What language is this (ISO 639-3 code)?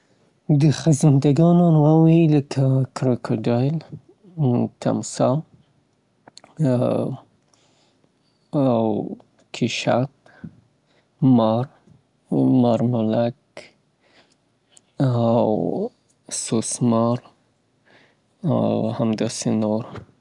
pbt